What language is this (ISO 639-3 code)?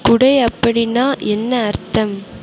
tam